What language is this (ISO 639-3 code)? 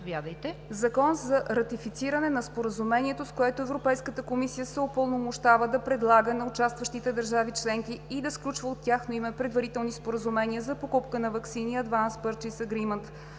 bul